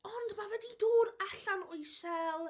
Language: Welsh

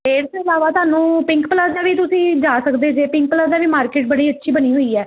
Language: Punjabi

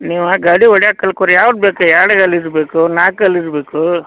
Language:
Kannada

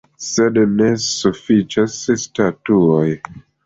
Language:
Esperanto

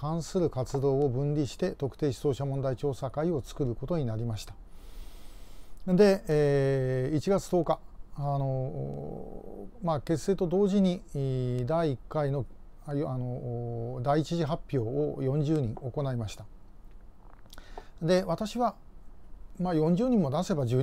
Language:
Japanese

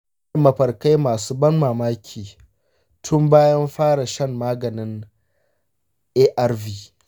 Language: Hausa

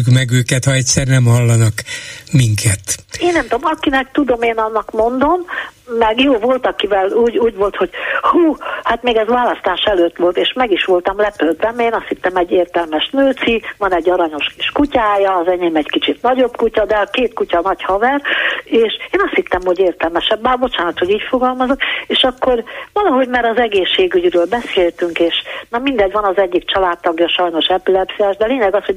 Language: Hungarian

